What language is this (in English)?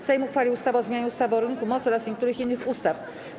Polish